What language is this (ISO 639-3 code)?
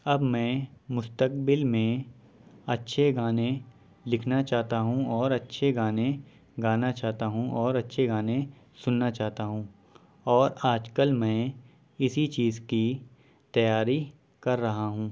urd